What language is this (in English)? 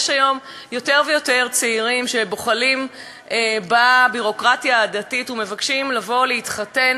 Hebrew